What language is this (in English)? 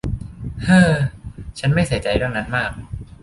Thai